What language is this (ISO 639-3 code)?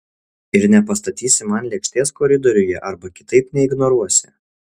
lit